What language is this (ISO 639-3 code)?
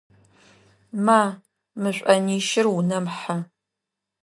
ady